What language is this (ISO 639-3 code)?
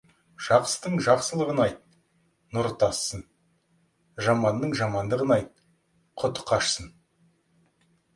kaz